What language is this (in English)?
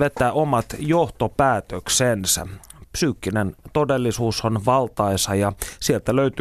Finnish